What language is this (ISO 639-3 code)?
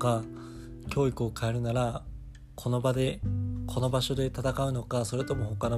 jpn